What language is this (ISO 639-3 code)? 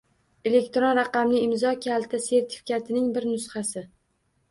uzb